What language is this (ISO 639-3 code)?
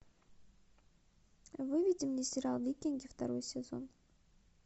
rus